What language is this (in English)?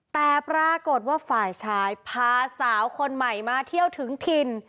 Thai